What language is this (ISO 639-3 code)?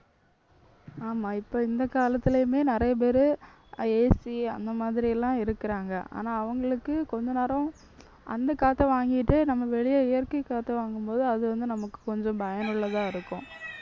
tam